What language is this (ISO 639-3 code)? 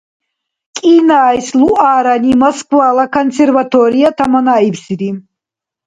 dar